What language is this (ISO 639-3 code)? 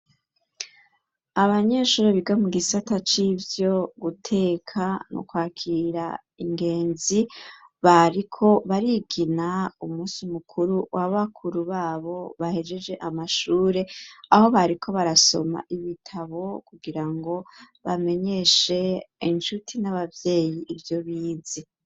run